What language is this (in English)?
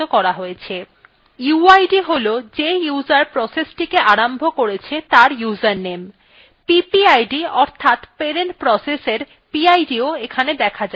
Bangla